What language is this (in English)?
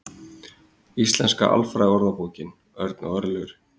Icelandic